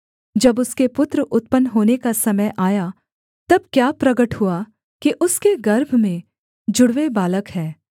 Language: Hindi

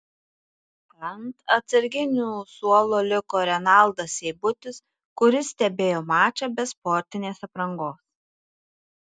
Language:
Lithuanian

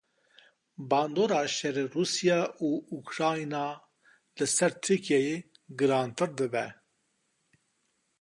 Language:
Kurdish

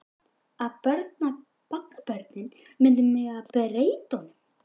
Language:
Icelandic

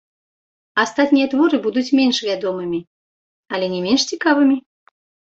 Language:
Belarusian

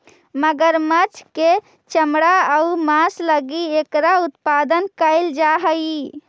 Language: Magahi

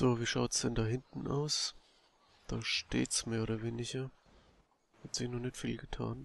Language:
German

